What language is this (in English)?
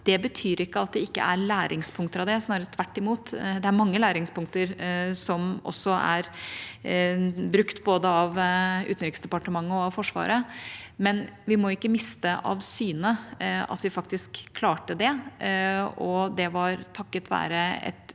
Norwegian